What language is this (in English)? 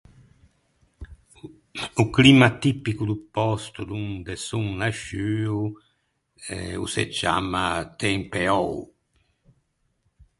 Ligurian